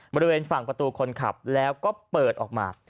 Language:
Thai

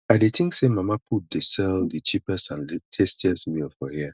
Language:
Nigerian Pidgin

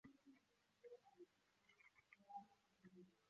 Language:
Chinese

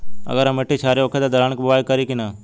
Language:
Bhojpuri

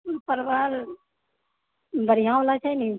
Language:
Maithili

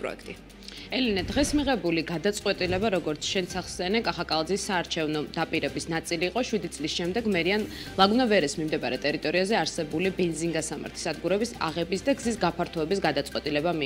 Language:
Romanian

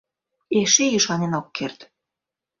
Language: Mari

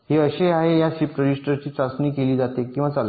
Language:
Marathi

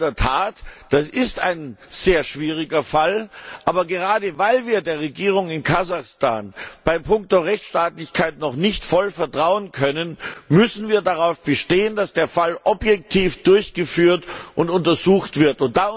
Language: German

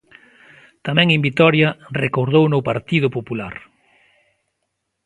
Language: Galician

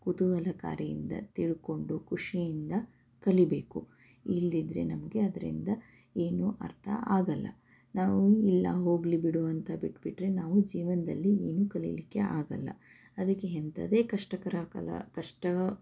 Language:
Kannada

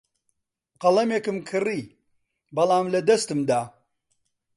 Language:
Central Kurdish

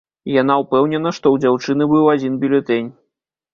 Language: Belarusian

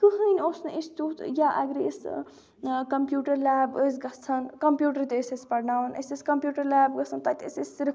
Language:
Kashmiri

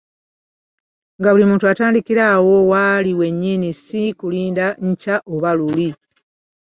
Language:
Ganda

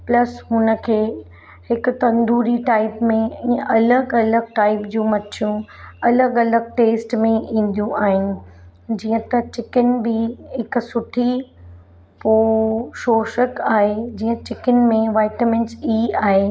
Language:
Sindhi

